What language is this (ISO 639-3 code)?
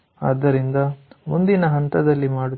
kan